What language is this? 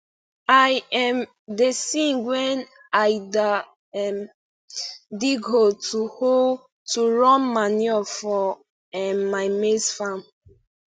Nigerian Pidgin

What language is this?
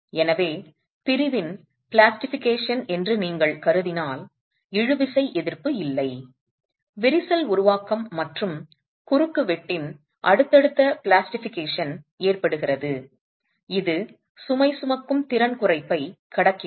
Tamil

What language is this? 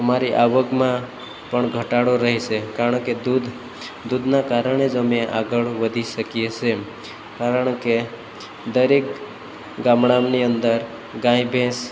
Gujarati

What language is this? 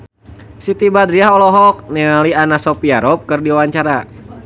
Sundanese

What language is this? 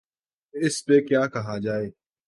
Urdu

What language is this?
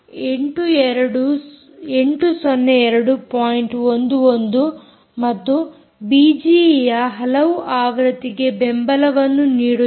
Kannada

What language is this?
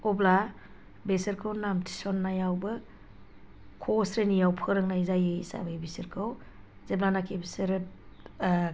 Bodo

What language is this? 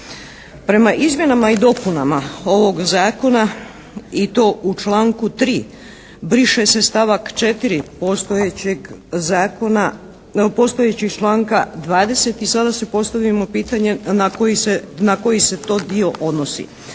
Croatian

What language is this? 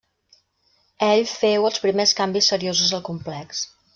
Catalan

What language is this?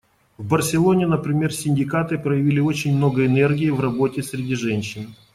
Russian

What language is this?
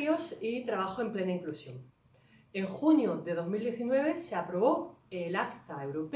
Spanish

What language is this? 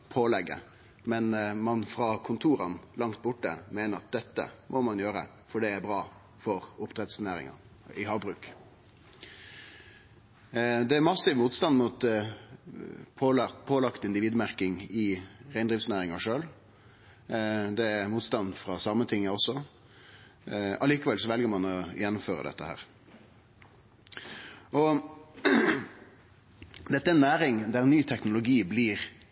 Norwegian Nynorsk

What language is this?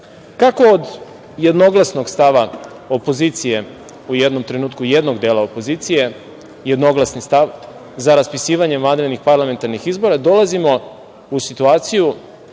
Serbian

